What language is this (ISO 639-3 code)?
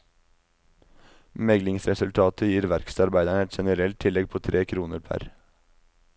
nor